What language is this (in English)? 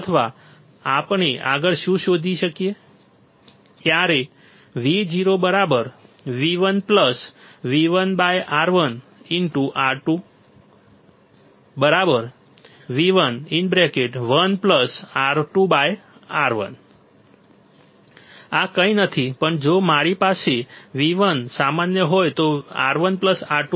Gujarati